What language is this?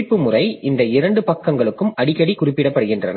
Tamil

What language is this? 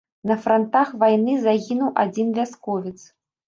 Belarusian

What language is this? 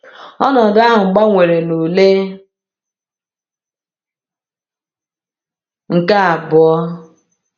Igbo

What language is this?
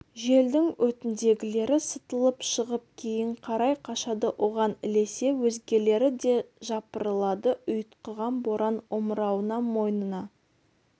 Kazakh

